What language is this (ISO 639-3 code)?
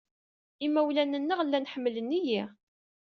kab